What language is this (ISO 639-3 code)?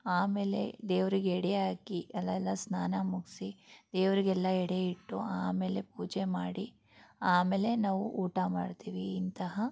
kan